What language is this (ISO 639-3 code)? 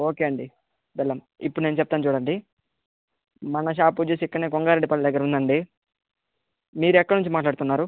tel